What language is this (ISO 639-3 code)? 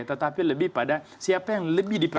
ind